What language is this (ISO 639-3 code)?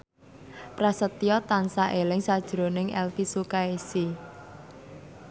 jav